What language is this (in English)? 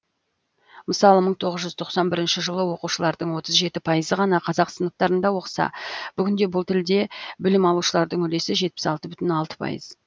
Kazakh